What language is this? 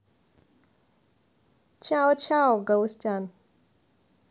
Russian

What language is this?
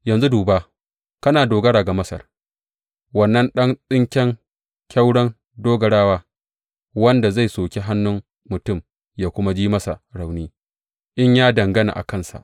Hausa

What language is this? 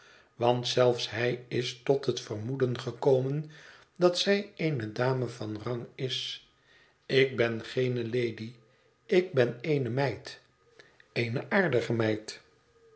Dutch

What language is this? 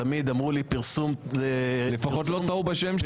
Hebrew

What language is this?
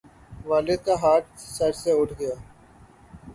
Urdu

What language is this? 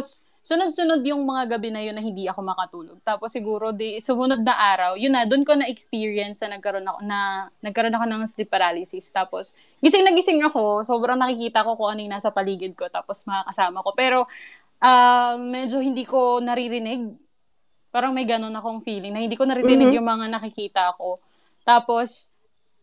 Filipino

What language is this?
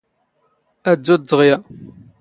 Standard Moroccan Tamazight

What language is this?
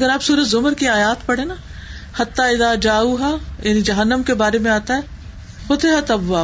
Urdu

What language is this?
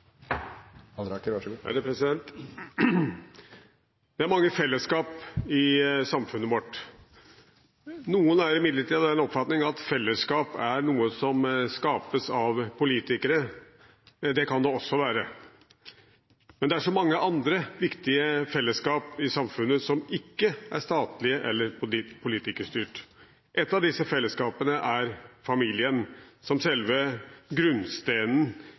Norwegian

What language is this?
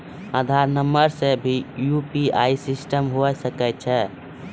Maithili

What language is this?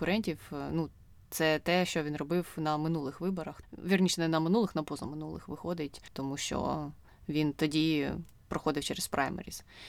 Ukrainian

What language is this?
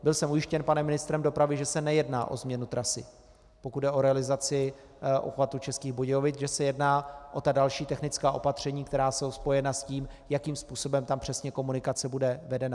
Czech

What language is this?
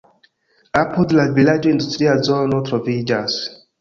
Esperanto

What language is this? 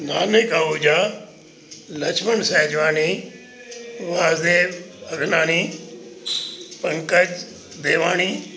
Sindhi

